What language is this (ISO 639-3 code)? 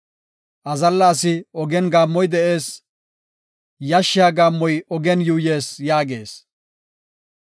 gof